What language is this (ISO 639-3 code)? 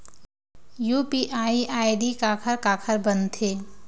hne